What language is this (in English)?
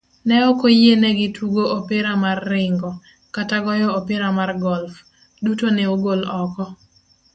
Luo (Kenya and Tanzania)